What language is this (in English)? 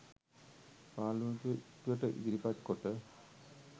Sinhala